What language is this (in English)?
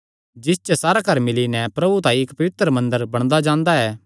Kangri